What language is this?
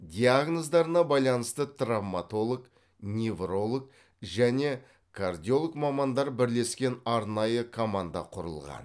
Kazakh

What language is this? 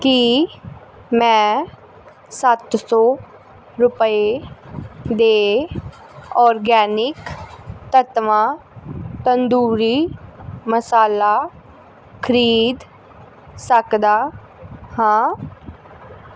Punjabi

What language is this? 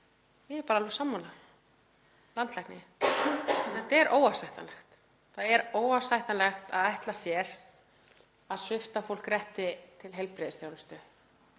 Icelandic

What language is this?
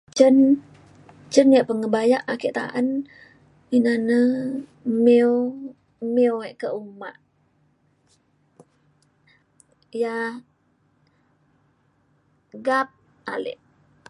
Mainstream Kenyah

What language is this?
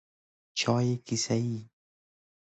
Persian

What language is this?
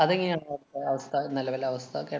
Malayalam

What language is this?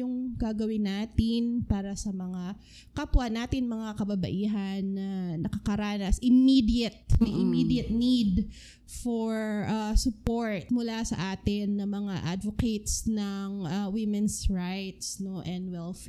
Filipino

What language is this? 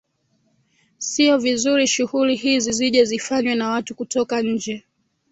Swahili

